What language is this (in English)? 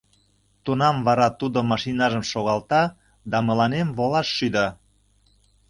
Mari